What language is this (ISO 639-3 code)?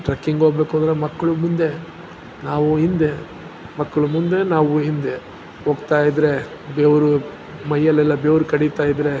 kan